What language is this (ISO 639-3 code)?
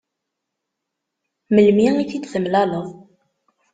kab